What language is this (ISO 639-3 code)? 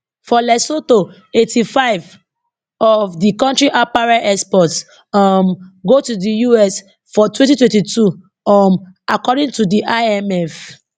pcm